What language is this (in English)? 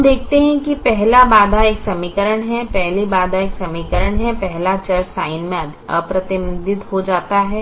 Hindi